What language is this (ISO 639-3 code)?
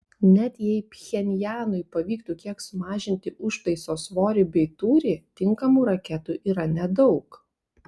lit